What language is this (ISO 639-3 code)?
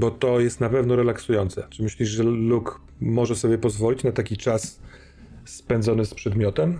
pol